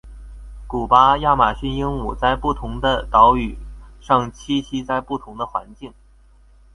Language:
Chinese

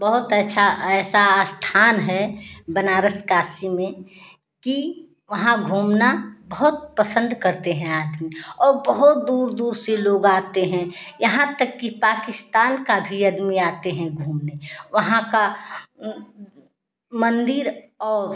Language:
Hindi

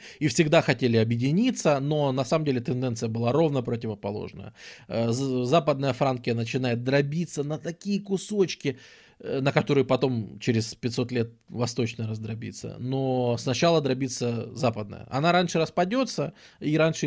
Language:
Russian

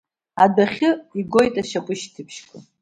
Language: Abkhazian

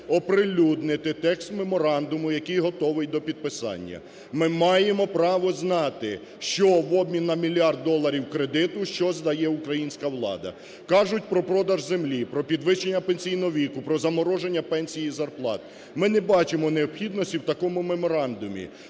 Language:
Ukrainian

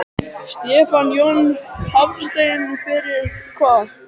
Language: Icelandic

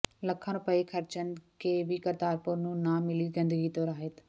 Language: Punjabi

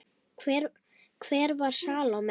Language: Icelandic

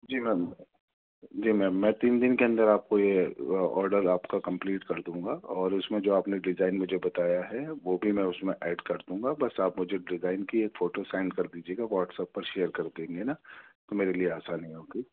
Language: Urdu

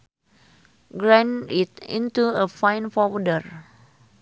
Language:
Sundanese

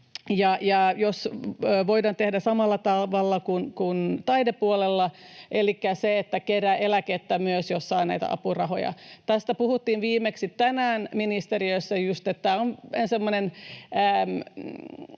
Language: Finnish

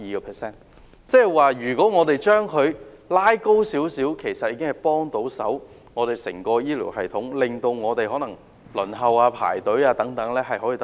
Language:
Cantonese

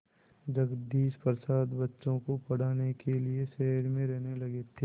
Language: Hindi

